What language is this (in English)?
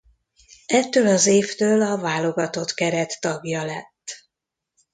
Hungarian